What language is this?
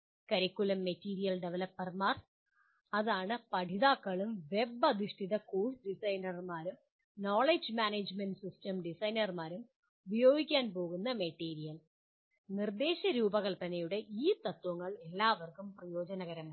Malayalam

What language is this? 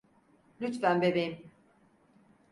Turkish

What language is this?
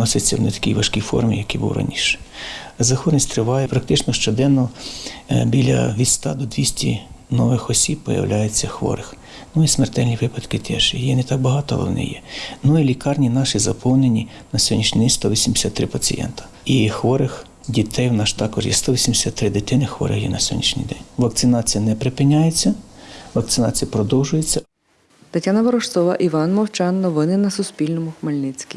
Ukrainian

